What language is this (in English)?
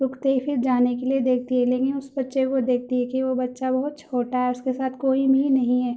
Urdu